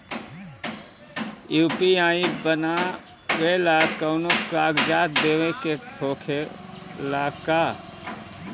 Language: Bhojpuri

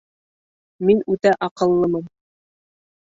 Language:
Bashkir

